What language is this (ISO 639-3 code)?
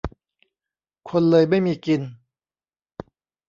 tha